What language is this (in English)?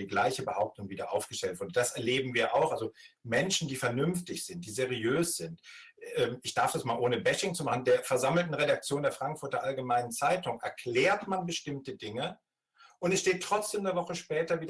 German